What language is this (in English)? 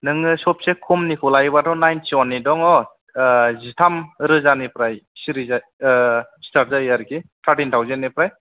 Bodo